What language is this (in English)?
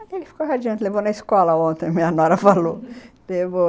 Portuguese